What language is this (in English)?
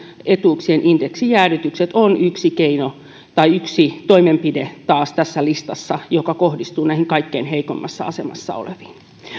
Finnish